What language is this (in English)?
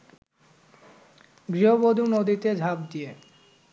Bangla